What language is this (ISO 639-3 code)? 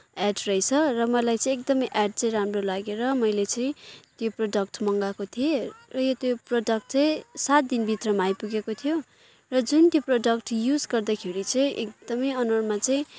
nep